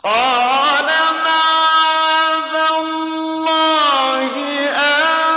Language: Arabic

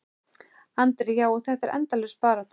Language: Icelandic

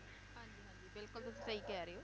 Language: Punjabi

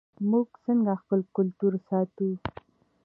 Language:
Pashto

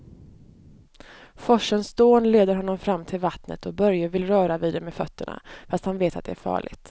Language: Swedish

